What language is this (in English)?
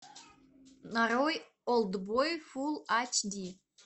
Russian